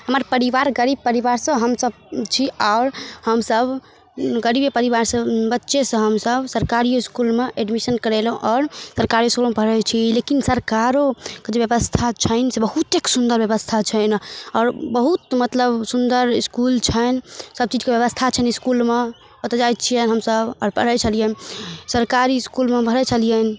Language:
Maithili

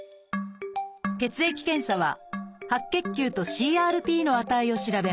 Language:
Japanese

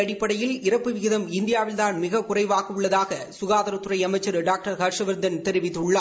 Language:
Tamil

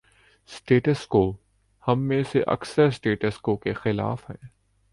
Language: Urdu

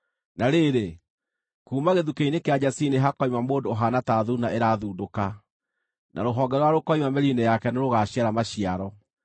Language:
Kikuyu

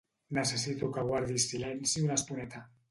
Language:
Catalan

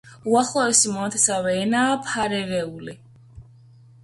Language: Georgian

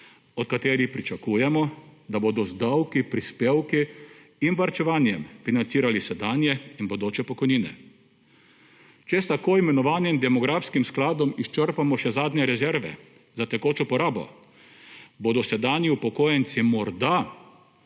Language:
Slovenian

